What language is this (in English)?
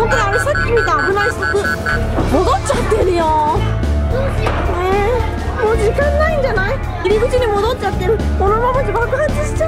Japanese